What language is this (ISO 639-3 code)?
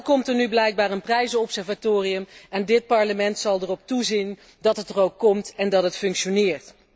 nld